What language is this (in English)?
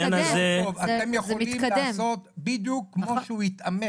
Hebrew